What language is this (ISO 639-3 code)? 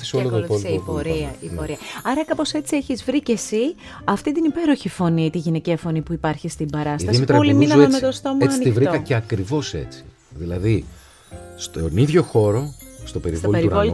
ell